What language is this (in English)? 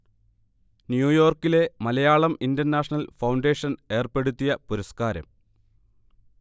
Malayalam